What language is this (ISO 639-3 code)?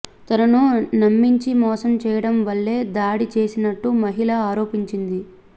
tel